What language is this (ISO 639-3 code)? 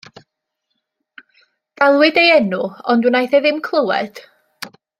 cym